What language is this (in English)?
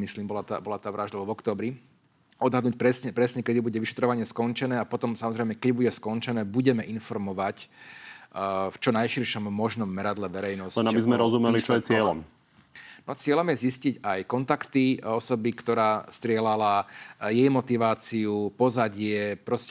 Slovak